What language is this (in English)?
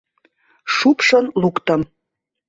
Mari